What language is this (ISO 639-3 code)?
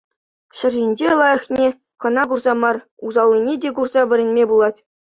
chv